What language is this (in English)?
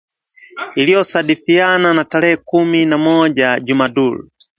Swahili